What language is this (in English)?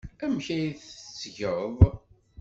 Kabyle